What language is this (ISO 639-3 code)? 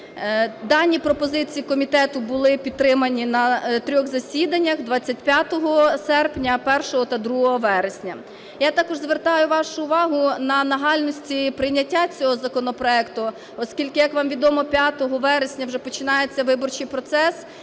ukr